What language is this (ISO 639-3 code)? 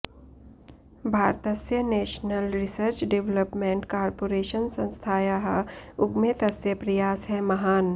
san